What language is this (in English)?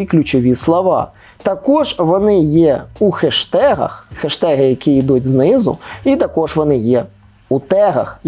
Ukrainian